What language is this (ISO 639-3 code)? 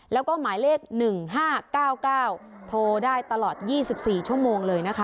tha